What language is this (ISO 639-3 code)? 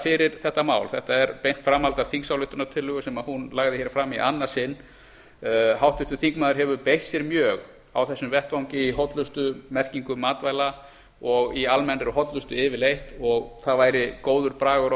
isl